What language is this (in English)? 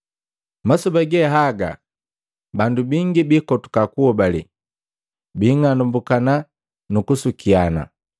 Matengo